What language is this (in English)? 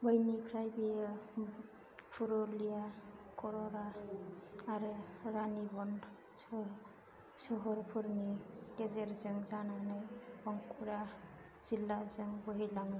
Bodo